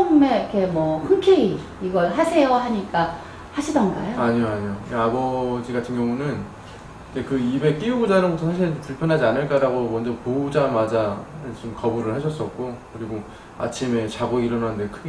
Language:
Korean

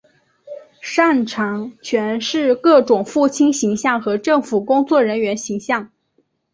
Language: Chinese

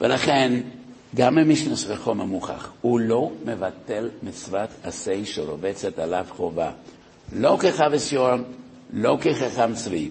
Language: Hebrew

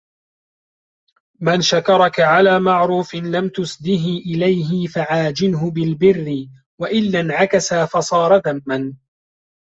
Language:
Arabic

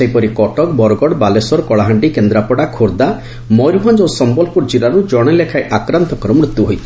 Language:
Odia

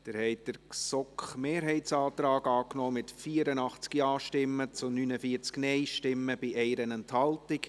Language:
Swiss German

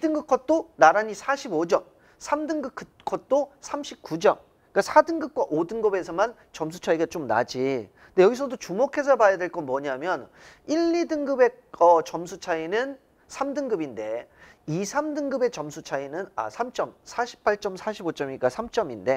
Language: Korean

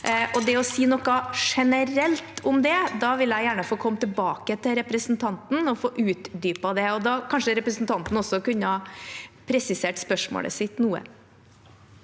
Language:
Norwegian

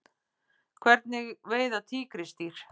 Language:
Icelandic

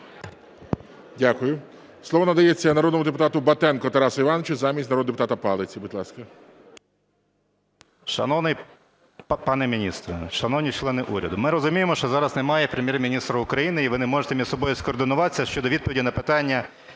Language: Ukrainian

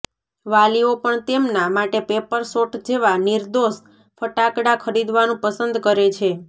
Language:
Gujarati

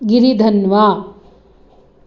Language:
Sanskrit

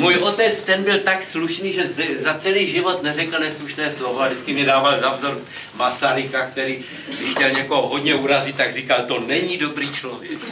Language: Czech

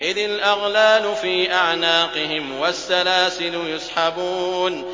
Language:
Arabic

